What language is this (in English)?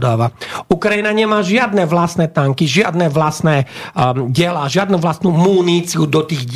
Slovak